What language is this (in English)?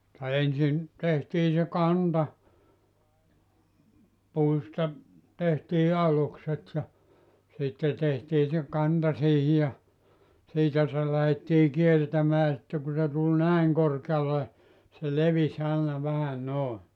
Finnish